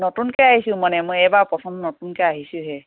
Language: Assamese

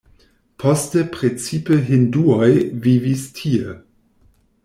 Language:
Esperanto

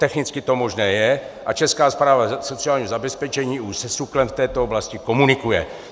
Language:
Czech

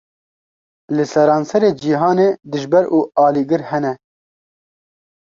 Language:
Kurdish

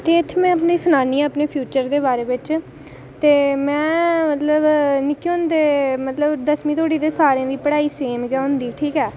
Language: Dogri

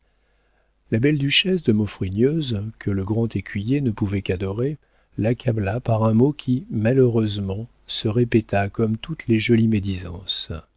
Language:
French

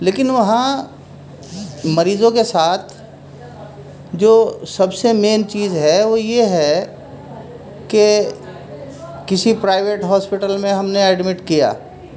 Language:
Urdu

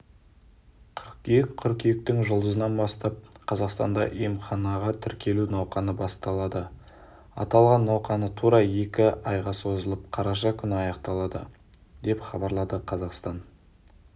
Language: Kazakh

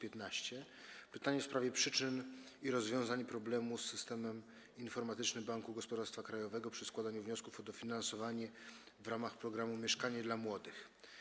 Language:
Polish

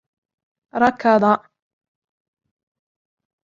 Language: Arabic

